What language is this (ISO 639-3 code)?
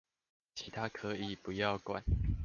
zho